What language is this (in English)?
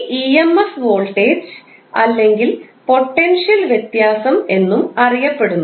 Malayalam